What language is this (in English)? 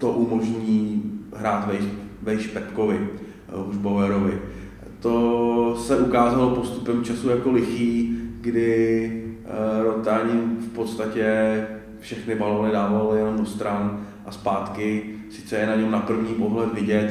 Czech